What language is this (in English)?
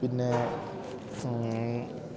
Malayalam